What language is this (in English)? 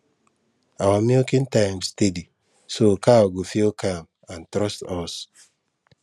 Nigerian Pidgin